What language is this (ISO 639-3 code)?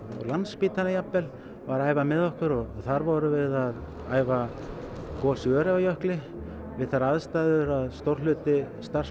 isl